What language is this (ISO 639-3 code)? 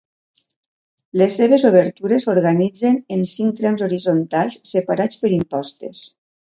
cat